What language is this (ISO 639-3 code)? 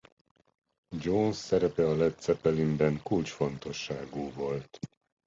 hun